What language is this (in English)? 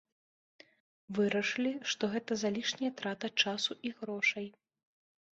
Belarusian